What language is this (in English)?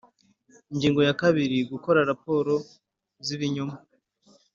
Kinyarwanda